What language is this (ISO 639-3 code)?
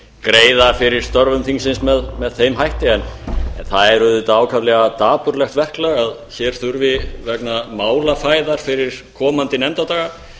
isl